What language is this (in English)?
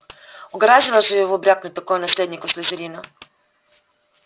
Russian